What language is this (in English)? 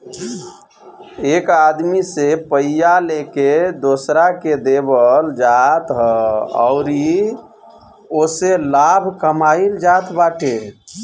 Bhojpuri